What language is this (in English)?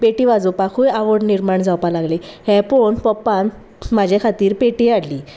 Konkani